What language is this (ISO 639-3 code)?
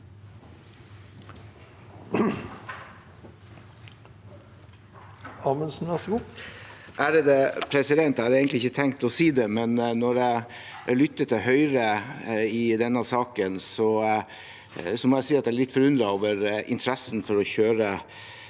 nor